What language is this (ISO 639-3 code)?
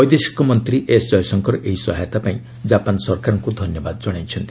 ori